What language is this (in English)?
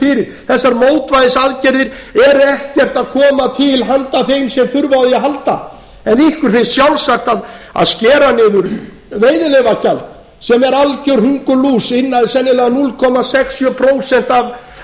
Icelandic